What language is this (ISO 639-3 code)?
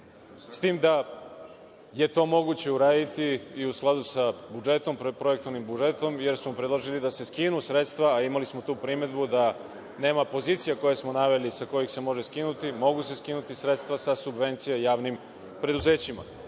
srp